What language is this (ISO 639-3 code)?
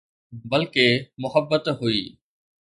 snd